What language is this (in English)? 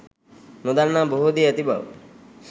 Sinhala